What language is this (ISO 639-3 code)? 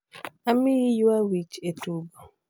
luo